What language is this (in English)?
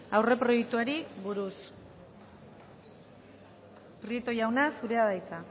Basque